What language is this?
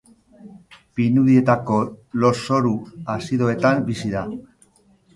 Basque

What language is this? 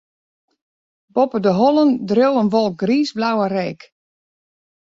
Western Frisian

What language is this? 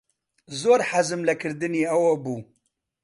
Central Kurdish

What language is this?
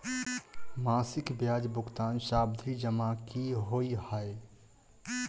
Maithili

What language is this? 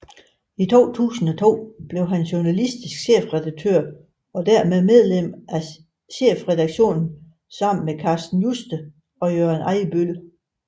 Danish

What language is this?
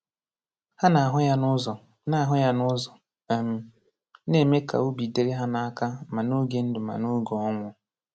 Igbo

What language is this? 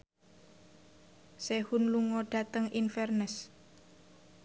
Javanese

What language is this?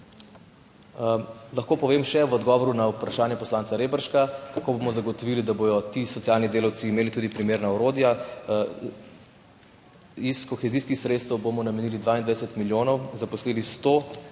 Slovenian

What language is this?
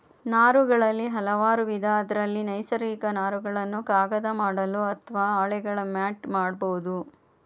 Kannada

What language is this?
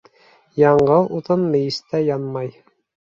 Bashkir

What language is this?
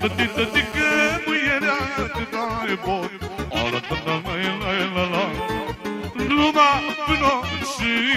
Romanian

